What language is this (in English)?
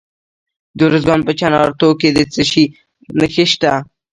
Pashto